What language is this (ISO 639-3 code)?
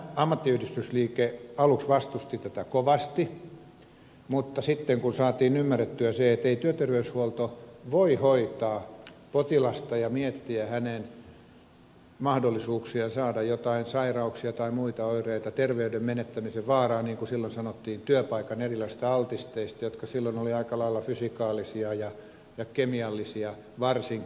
fin